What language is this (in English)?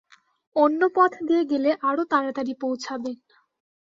Bangla